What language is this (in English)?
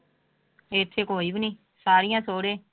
Punjabi